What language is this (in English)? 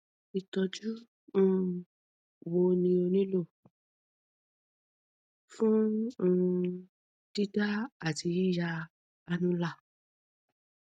Yoruba